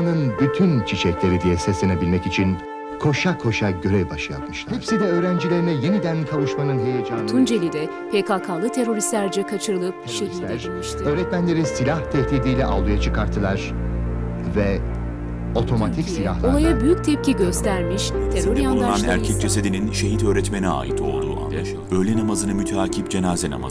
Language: Turkish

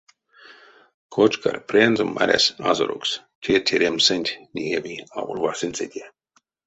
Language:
Erzya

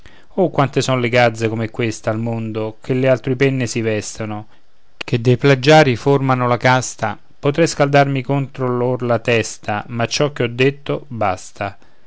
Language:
Italian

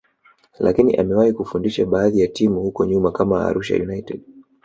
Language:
Swahili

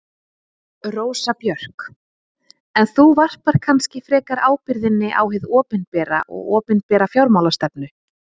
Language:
Icelandic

